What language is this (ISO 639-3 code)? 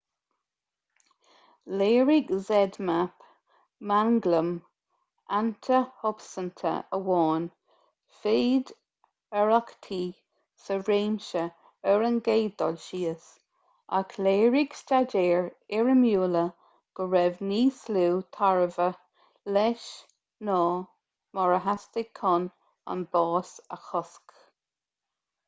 gle